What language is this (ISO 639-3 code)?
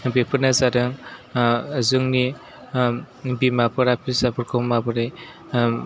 brx